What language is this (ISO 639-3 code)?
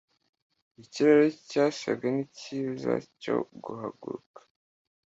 kin